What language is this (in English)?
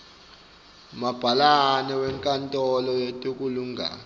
Swati